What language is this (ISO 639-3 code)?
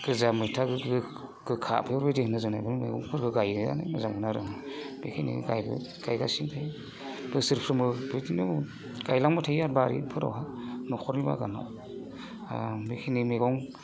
brx